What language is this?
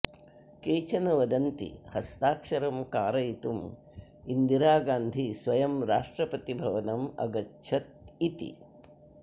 Sanskrit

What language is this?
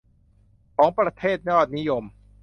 Thai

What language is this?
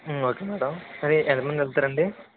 Telugu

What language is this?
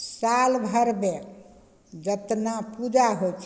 Maithili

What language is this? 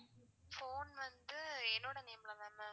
Tamil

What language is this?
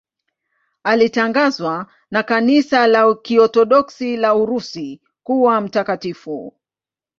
Swahili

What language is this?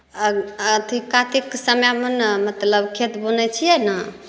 Maithili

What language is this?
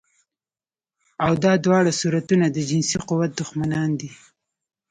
Pashto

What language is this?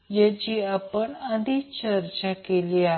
Marathi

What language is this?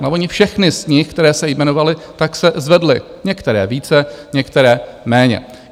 Czech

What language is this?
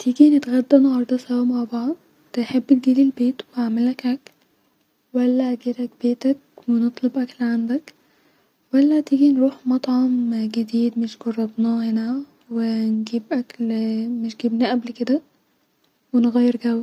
Egyptian Arabic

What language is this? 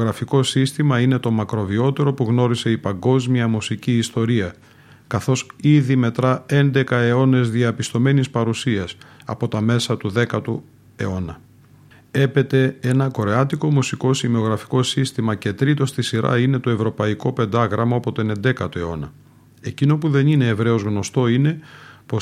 Greek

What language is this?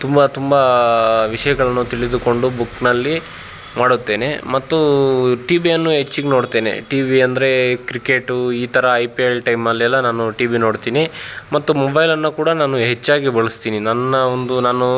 Kannada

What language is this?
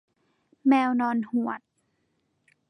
Thai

